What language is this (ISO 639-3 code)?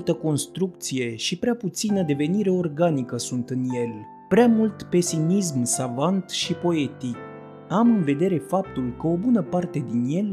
ron